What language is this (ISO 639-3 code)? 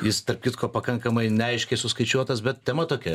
lit